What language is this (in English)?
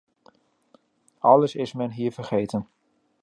Dutch